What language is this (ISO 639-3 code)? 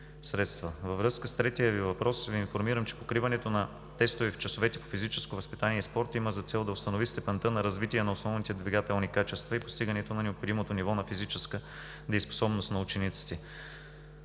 bul